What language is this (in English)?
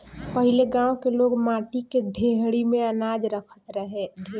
Bhojpuri